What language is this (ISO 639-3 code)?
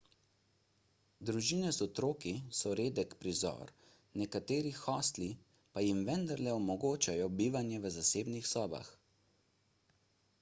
slv